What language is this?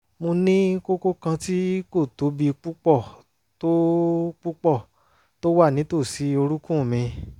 Yoruba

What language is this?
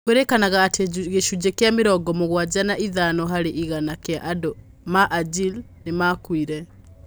Kikuyu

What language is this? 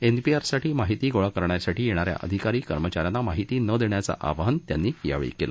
Marathi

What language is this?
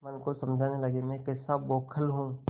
Hindi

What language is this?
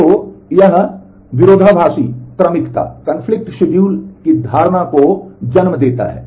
Hindi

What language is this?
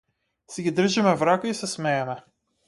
Macedonian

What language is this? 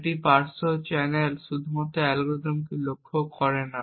Bangla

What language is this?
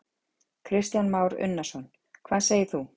Icelandic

